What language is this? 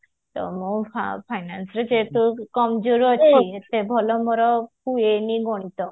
Odia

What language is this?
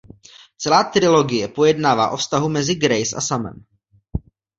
Czech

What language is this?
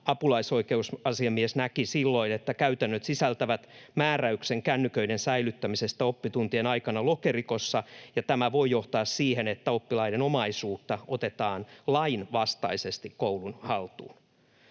Finnish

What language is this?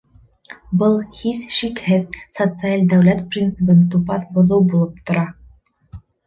Bashkir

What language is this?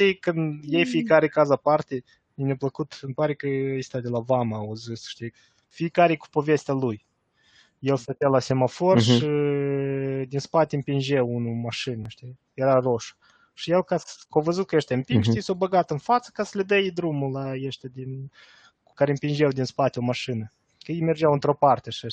Romanian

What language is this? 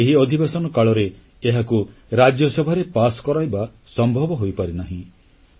Odia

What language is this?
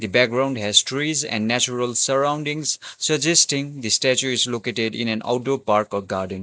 English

